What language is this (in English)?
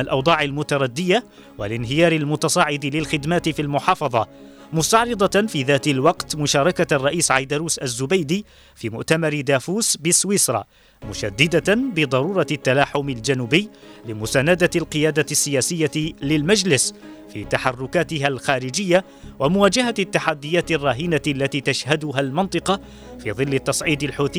Arabic